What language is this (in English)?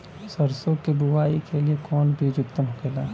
Bhojpuri